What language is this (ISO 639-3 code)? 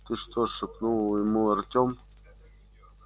rus